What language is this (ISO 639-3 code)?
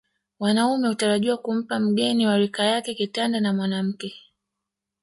swa